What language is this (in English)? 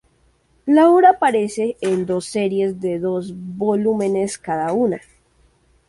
Spanish